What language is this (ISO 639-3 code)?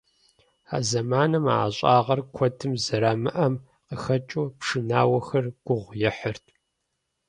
kbd